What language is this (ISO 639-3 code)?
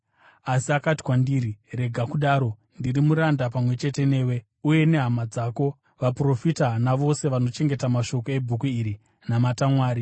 sna